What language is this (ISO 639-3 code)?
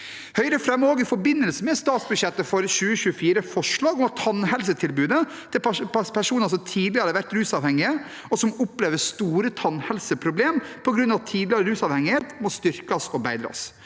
nor